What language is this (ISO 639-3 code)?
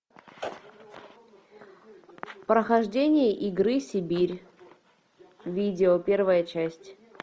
rus